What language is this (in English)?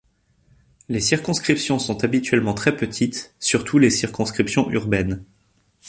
French